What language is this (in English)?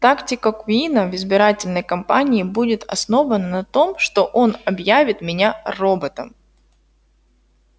Russian